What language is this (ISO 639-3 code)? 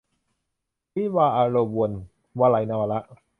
tha